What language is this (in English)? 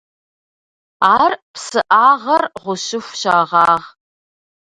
Kabardian